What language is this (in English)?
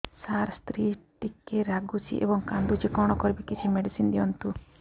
Odia